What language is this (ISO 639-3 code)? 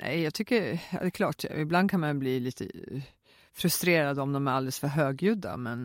swe